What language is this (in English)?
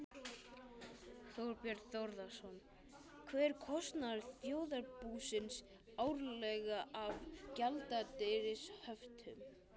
Icelandic